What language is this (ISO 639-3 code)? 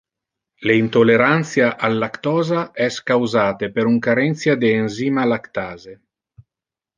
ina